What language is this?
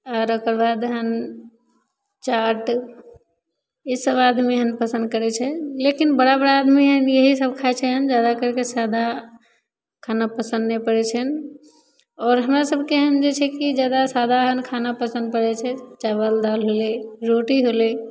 Maithili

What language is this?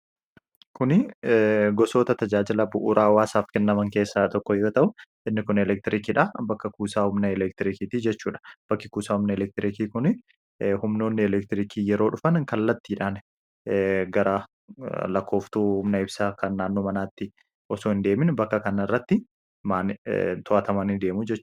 Oromo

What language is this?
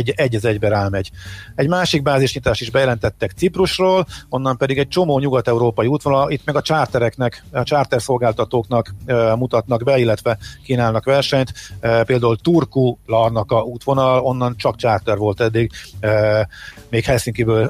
Hungarian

